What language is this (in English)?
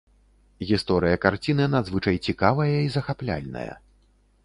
Belarusian